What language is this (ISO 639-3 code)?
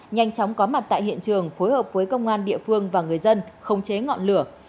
vie